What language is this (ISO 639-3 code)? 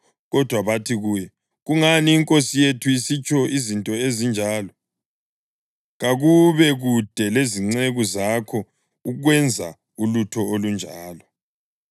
nde